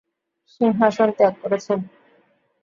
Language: Bangla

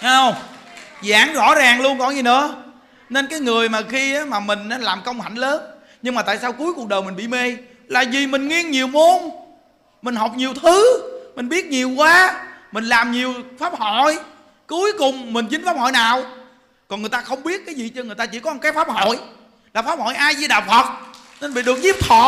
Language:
Vietnamese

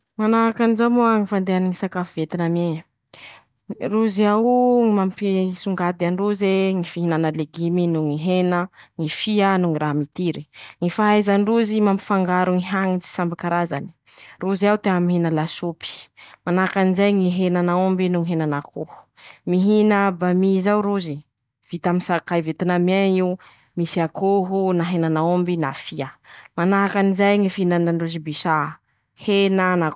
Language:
Masikoro Malagasy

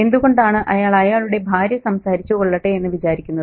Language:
Malayalam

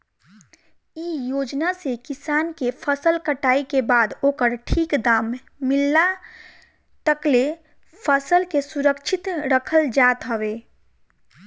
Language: Bhojpuri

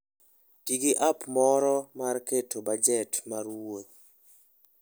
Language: Luo (Kenya and Tanzania)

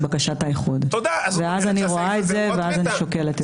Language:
Hebrew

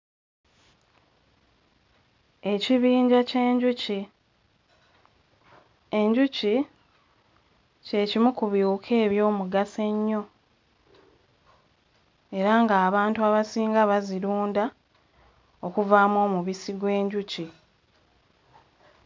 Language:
Ganda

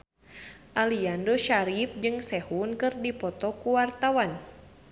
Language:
Sundanese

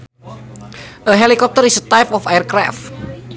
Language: Sundanese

